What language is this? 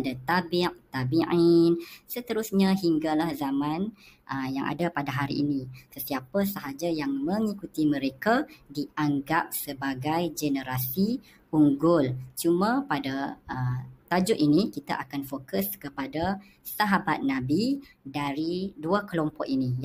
Malay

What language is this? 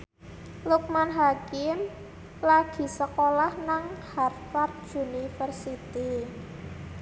Javanese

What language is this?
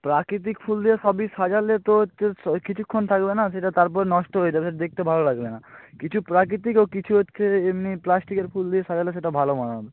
Bangla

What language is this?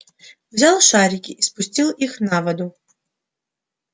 Russian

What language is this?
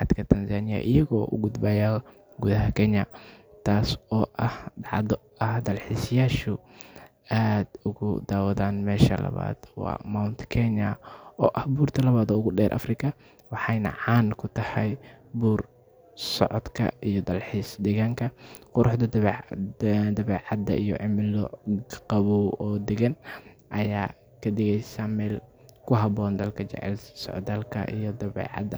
Somali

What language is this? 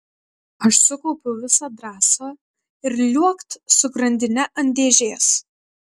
Lithuanian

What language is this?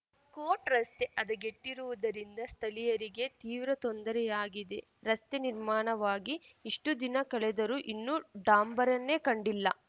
Kannada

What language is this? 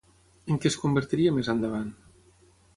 Catalan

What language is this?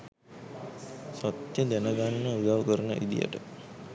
Sinhala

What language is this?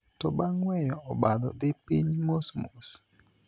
Luo (Kenya and Tanzania)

